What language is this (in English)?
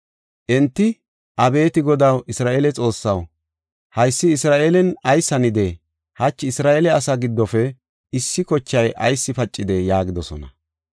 Gofa